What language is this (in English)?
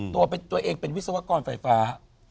Thai